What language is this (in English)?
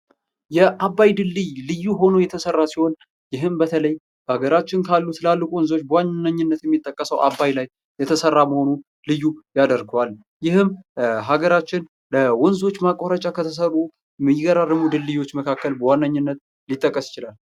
Amharic